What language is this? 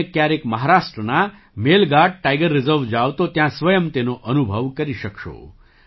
Gujarati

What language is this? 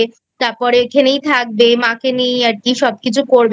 Bangla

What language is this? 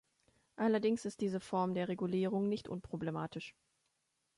German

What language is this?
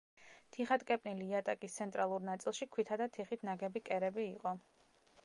Georgian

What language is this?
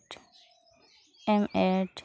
Santali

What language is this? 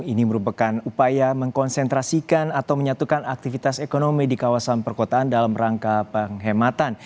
Indonesian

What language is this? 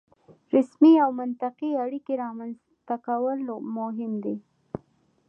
Pashto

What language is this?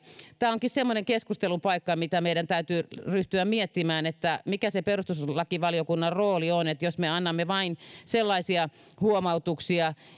Finnish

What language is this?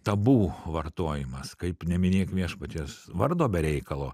Lithuanian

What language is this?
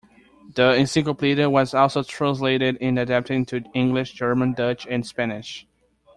English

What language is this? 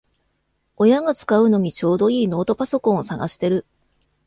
Japanese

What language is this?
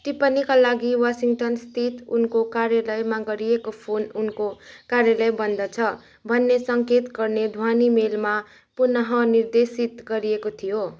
Nepali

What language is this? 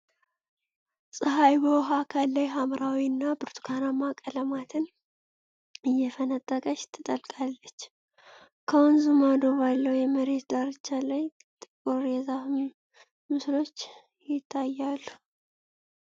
Amharic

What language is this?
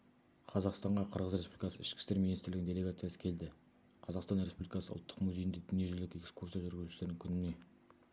Kazakh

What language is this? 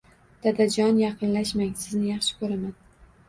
Uzbek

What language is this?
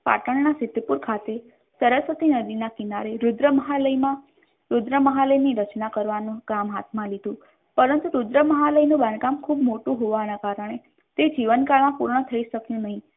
Gujarati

